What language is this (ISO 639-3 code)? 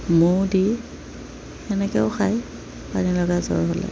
asm